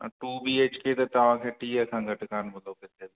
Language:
Sindhi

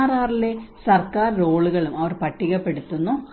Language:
Malayalam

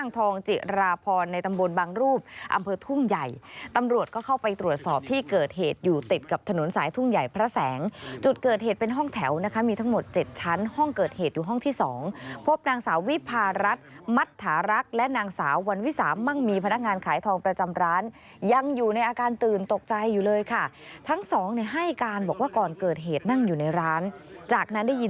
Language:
Thai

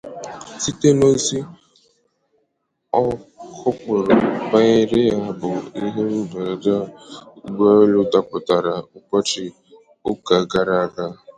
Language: Igbo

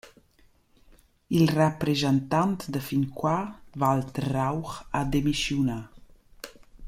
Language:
Romansh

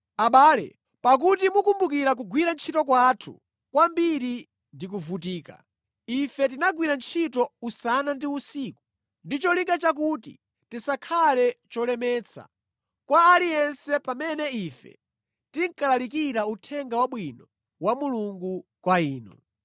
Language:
Nyanja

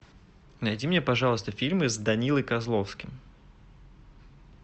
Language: Russian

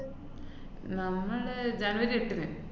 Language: Malayalam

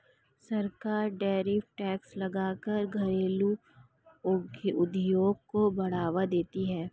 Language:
Hindi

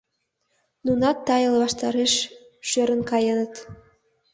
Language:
Mari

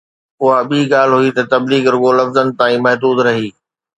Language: Sindhi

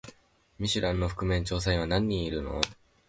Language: Japanese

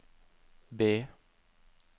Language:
Norwegian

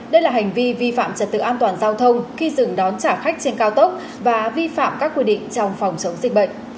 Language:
Vietnamese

